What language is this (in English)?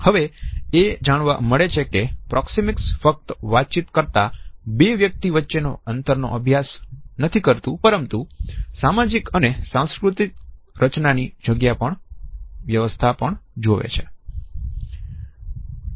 Gujarati